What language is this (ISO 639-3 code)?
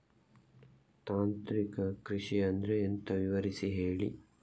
kan